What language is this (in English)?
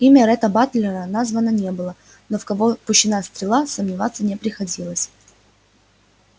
Russian